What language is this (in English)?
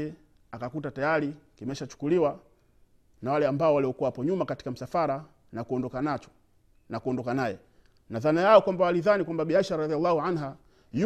Swahili